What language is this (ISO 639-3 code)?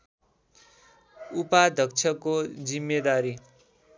nep